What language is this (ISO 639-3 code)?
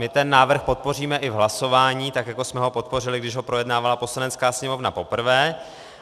ces